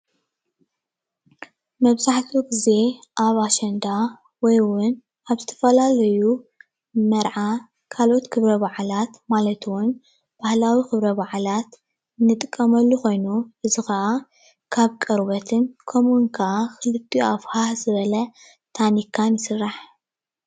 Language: Tigrinya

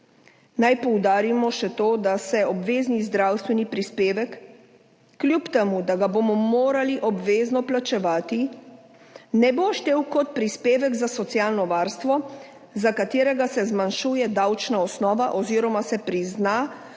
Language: Slovenian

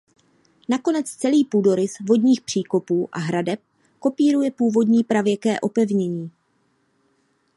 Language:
Czech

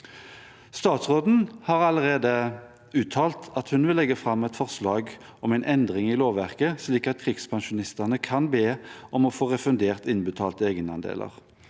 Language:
Norwegian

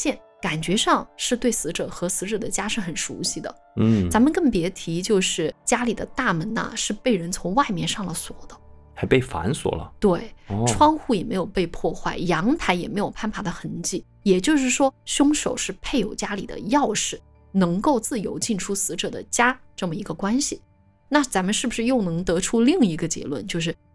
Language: Chinese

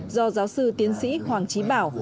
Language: Vietnamese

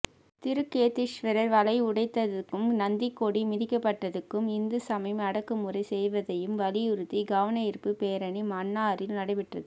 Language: Tamil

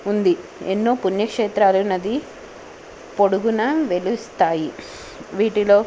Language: Telugu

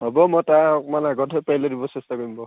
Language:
Assamese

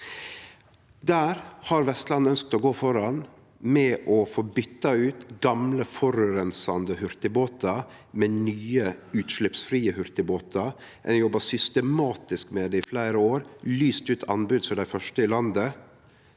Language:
Norwegian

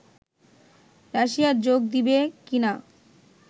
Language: Bangla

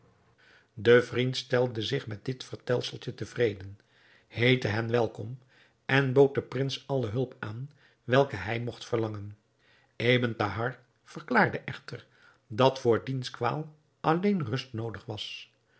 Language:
Dutch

